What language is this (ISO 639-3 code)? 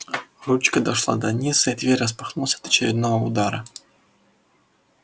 rus